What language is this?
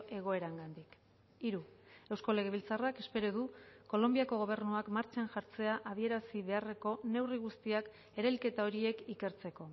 Basque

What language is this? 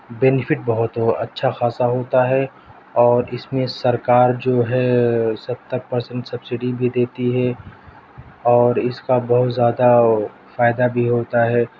Urdu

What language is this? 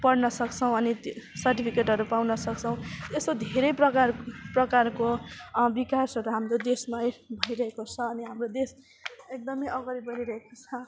Nepali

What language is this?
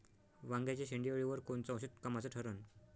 Marathi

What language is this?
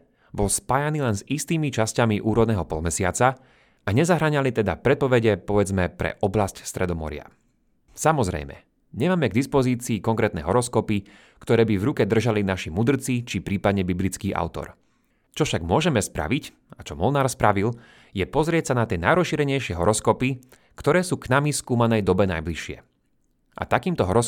Slovak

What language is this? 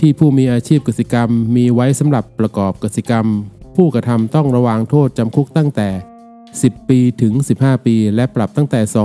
Thai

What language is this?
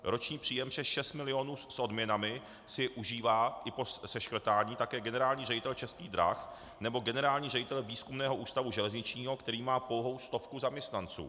Czech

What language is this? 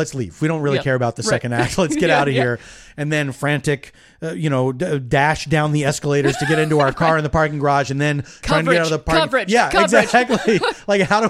English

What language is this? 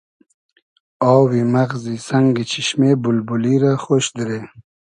Hazaragi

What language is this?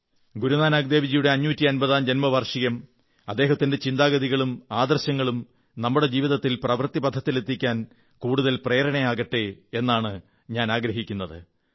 Malayalam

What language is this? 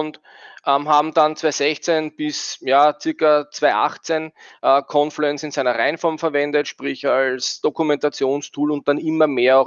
German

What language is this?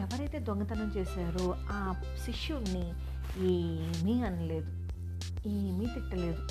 Telugu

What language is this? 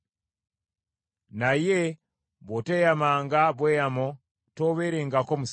Ganda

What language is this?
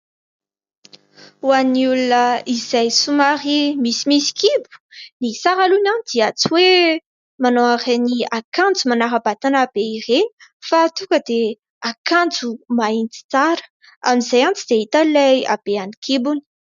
Malagasy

